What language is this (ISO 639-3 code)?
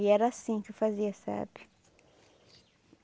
por